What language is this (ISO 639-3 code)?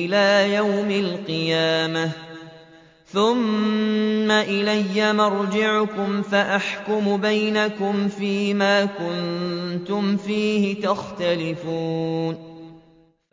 ara